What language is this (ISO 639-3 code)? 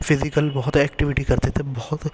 urd